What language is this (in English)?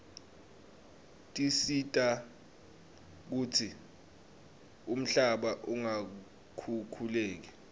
Swati